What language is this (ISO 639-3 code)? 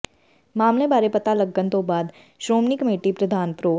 pan